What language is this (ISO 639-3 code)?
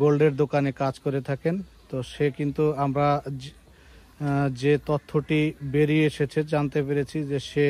hin